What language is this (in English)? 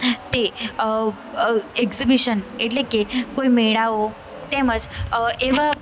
Gujarati